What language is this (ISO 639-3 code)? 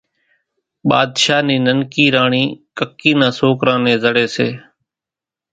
gjk